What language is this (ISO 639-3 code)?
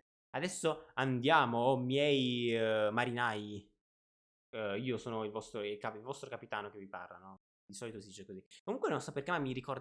ita